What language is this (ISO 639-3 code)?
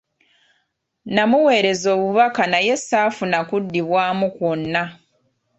lug